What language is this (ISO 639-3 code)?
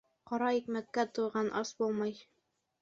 bak